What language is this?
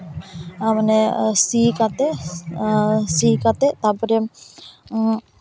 Santali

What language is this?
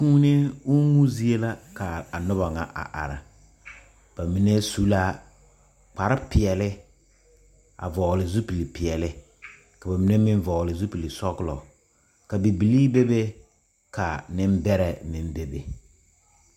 Southern Dagaare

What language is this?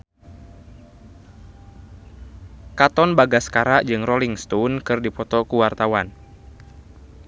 Sundanese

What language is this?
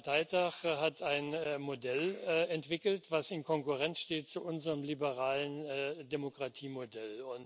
German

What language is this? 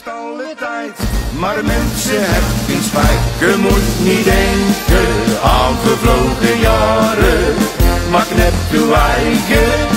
Dutch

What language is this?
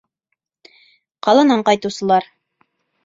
Bashkir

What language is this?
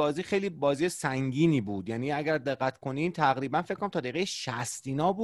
Persian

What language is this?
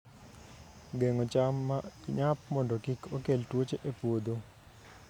Luo (Kenya and Tanzania)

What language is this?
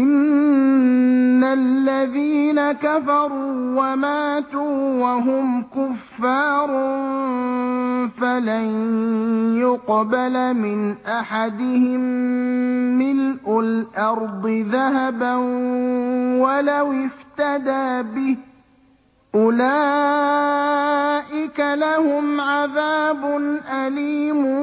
Arabic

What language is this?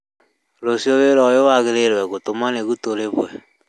Kikuyu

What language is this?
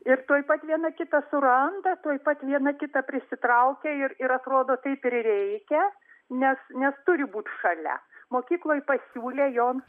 Lithuanian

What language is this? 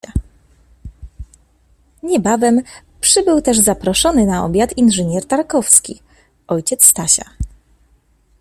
Polish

